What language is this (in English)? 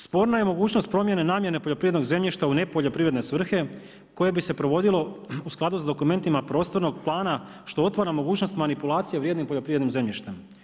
Croatian